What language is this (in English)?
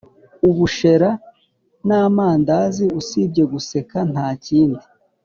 Kinyarwanda